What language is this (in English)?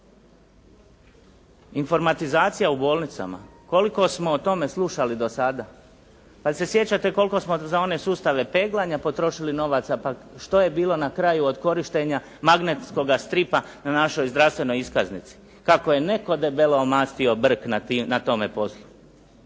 Croatian